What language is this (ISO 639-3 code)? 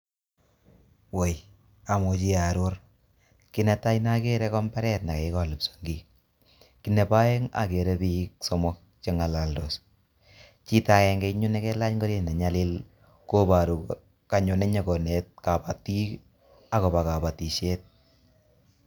kln